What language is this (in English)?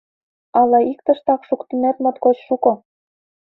Mari